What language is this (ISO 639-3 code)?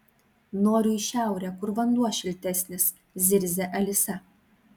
lit